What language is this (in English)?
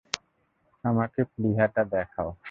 Bangla